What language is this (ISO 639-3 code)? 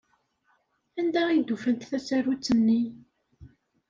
kab